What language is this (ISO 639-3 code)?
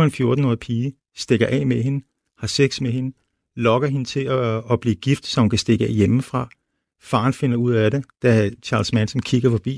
dan